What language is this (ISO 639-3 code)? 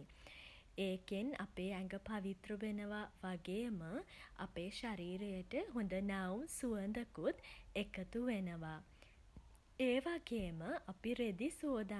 sin